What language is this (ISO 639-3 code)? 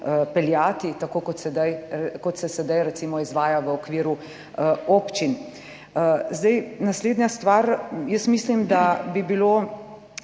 slv